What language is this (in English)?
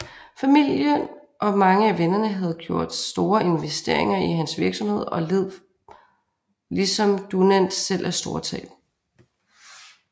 Danish